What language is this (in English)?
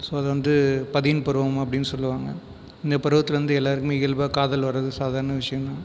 Tamil